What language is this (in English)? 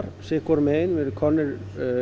Icelandic